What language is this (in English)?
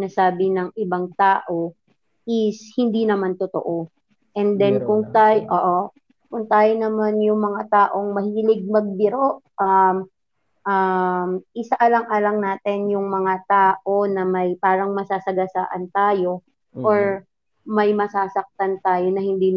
Filipino